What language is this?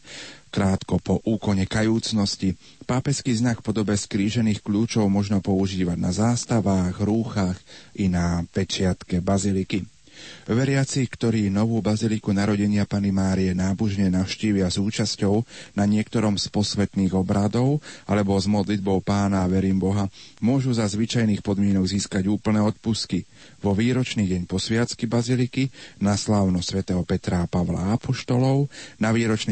Slovak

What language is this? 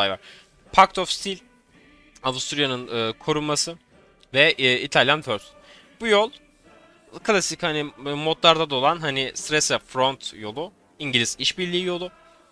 Turkish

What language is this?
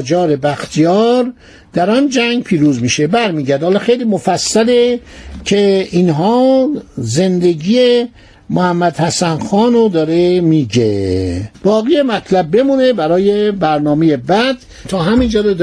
Persian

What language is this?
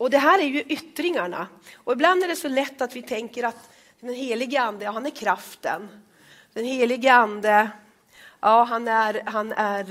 Swedish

